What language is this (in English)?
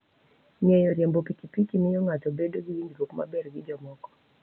Luo (Kenya and Tanzania)